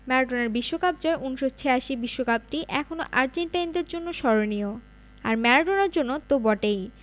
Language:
Bangla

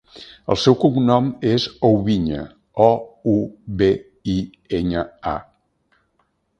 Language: Catalan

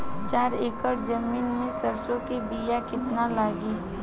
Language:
Bhojpuri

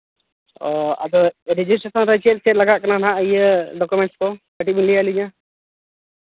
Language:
Santali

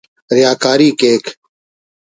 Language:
Brahui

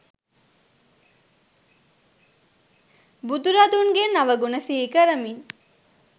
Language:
Sinhala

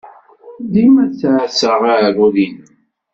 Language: Kabyle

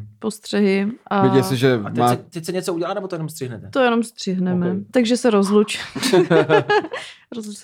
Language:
Czech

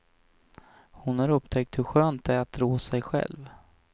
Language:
Swedish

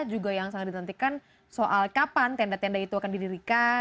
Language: Indonesian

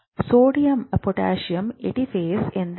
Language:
Kannada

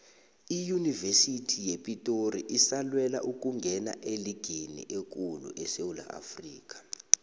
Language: South Ndebele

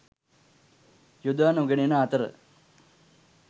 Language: Sinhala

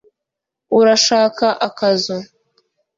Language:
Kinyarwanda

